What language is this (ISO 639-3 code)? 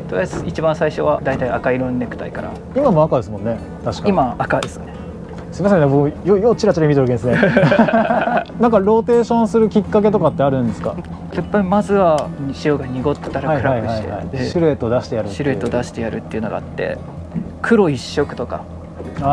jpn